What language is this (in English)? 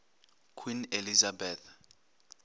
Northern Sotho